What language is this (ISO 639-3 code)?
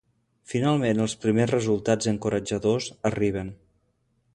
cat